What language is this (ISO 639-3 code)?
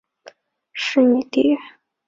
zho